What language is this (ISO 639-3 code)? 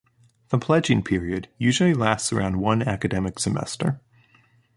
eng